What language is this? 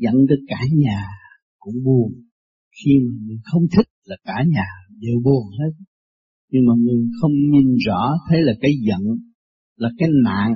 Vietnamese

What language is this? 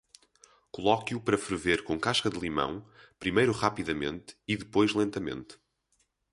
Portuguese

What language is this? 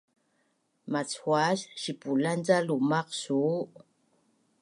Bunun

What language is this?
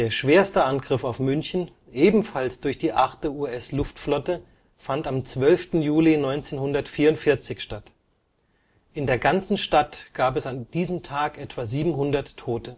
German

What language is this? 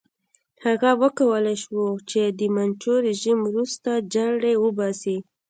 Pashto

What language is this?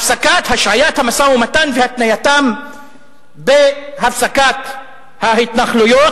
Hebrew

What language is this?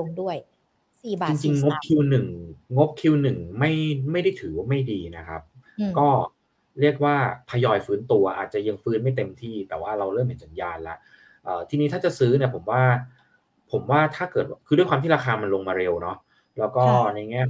Thai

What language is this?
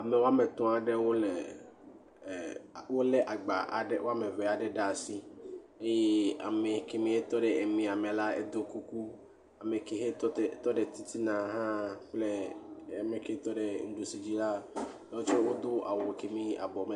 Ewe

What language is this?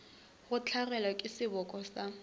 Northern Sotho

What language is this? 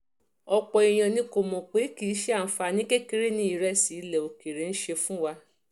Yoruba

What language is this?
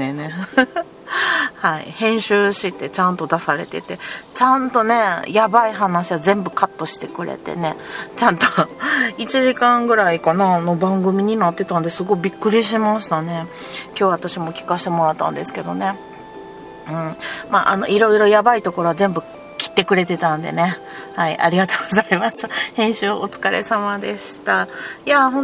Japanese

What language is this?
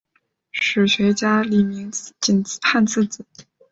Chinese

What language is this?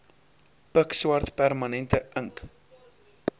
Afrikaans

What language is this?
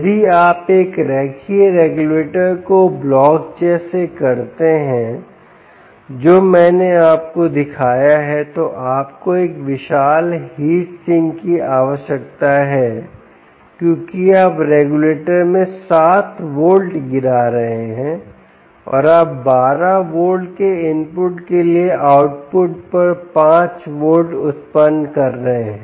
Hindi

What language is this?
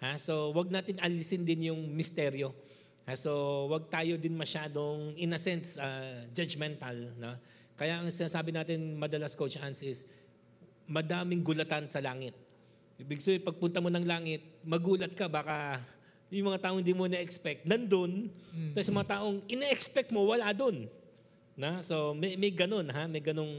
Filipino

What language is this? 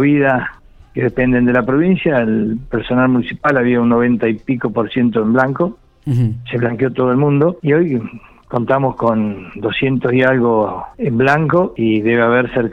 Spanish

